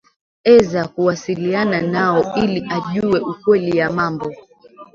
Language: Swahili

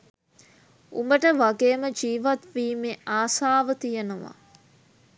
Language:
Sinhala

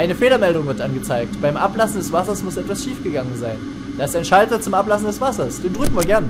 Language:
German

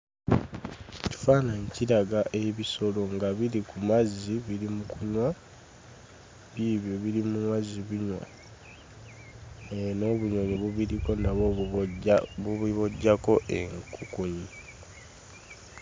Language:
Ganda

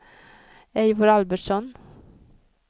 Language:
Swedish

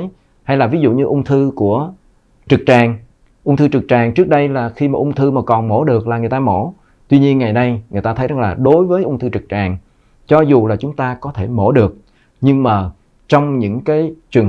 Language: Vietnamese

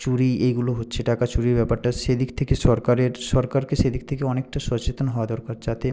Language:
Bangla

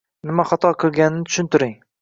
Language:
Uzbek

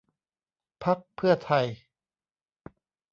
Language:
Thai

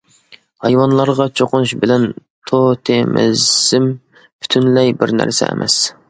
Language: Uyghur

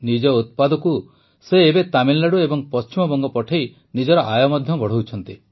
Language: Odia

